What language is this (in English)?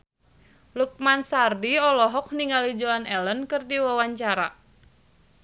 Sundanese